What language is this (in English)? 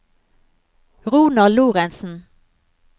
Norwegian